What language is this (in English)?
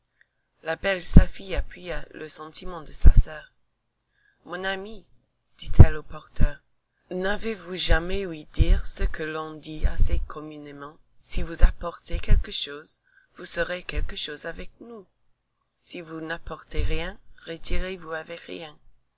French